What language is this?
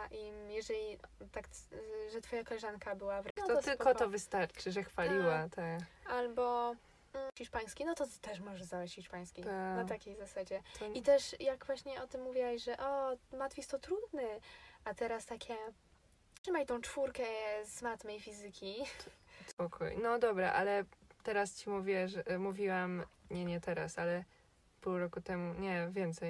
Polish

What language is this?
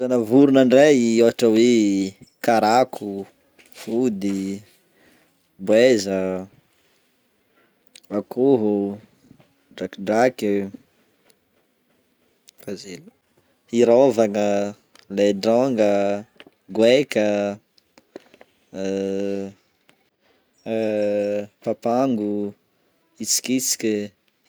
Northern Betsimisaraka Malagasy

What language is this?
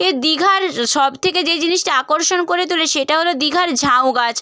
Bangla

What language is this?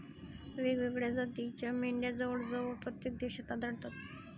Marathi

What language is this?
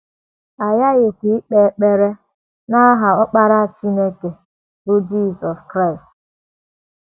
Igbo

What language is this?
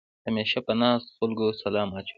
Pashto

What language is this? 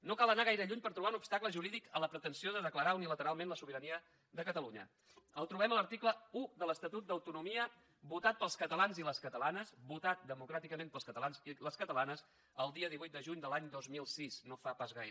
Catalan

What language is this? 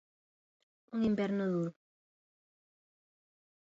Galician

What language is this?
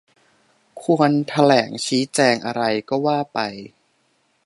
Thai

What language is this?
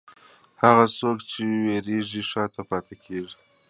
Pashto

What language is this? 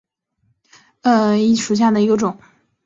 Chinese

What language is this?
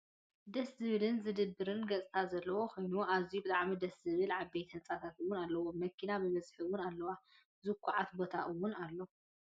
Tigrinya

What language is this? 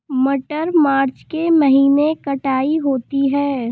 Hindi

